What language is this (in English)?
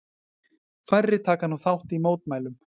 Icelandic